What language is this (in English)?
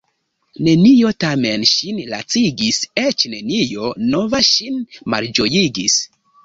Esperanto